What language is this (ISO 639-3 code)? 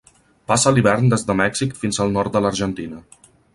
cat